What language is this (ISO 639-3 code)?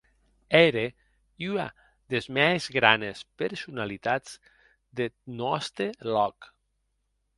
oci